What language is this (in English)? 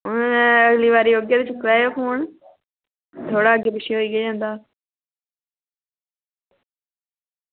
Dogri